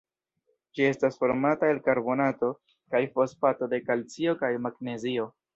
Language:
Esperanto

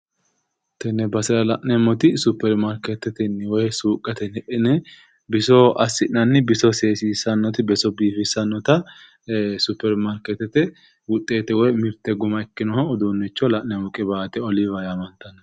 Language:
Sidamo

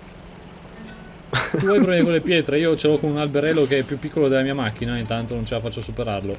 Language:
Italian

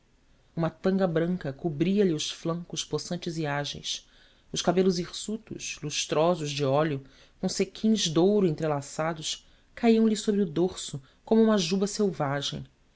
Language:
Portuguese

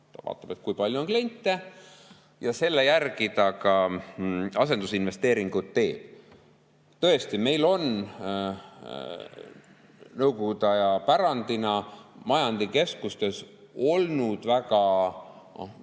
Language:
Estonian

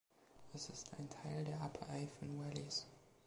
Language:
German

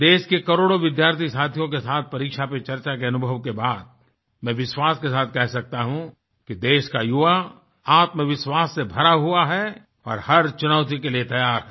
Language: Hindi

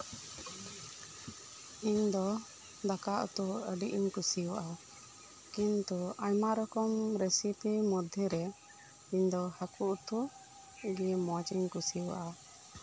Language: Santali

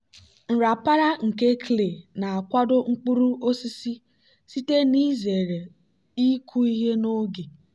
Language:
Igbo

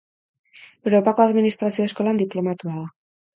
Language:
Basque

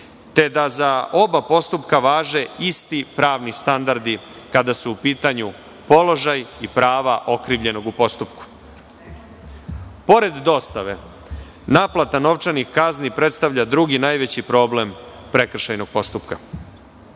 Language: Serbian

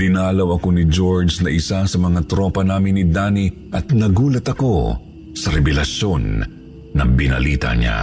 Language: Filipino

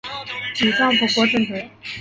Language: Chinese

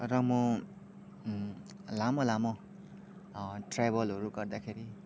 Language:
Nepali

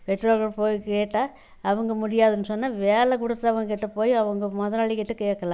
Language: Tamil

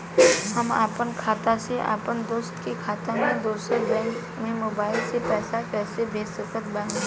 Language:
Bhojpuri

